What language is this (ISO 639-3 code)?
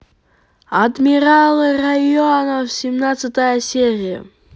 rus